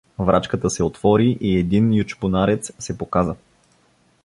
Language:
Bulgarian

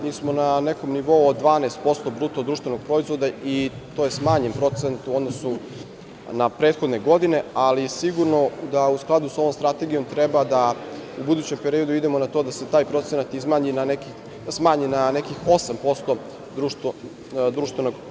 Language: Serbian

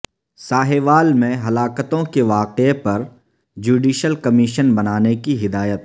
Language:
Urdu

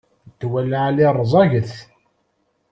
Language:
Kabyle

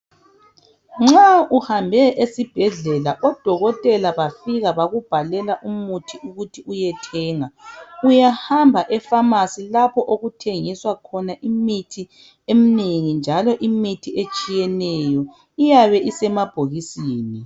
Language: North Ndebele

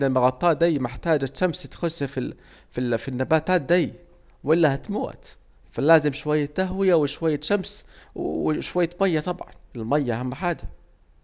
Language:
Saidi Arabic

